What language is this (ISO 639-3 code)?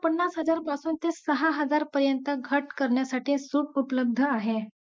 mar